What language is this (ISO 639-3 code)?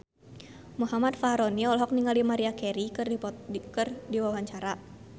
sun